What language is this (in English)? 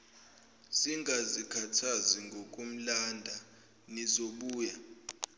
Zulu